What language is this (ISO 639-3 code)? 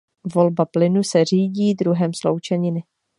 ces